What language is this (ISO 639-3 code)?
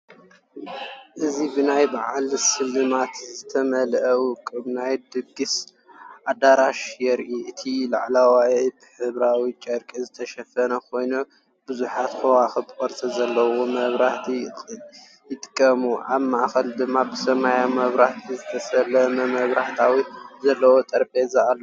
tir